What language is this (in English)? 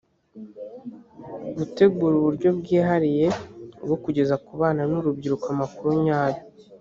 Kinyarwanda